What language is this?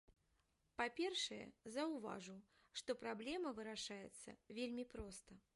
Belarusian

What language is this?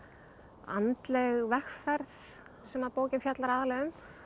Icelandic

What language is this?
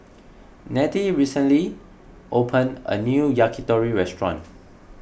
English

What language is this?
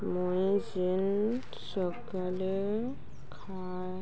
Odia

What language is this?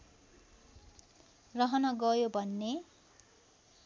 Nepali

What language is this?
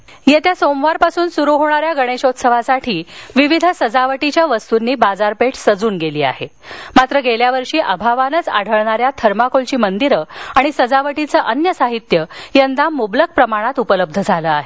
Marathi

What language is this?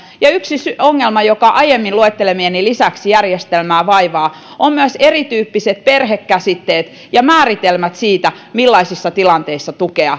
Finnish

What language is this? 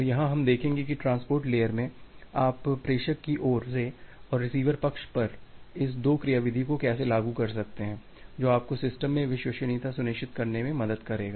Hindi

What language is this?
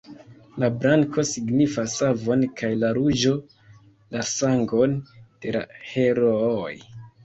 Esperanto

